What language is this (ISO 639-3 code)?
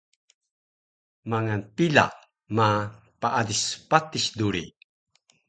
trv